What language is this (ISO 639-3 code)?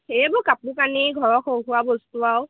asm